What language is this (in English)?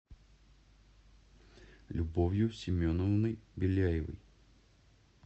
Russian